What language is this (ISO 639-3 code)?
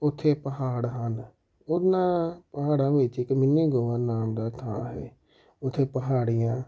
pan